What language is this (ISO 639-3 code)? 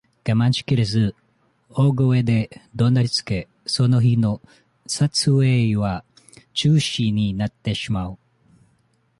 jpn